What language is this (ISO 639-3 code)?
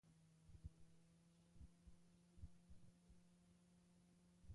eus